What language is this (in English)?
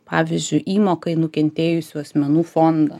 Lithuanian